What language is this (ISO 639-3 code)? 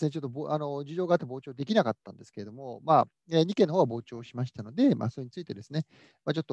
jpn